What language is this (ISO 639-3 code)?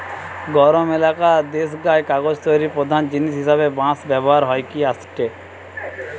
ben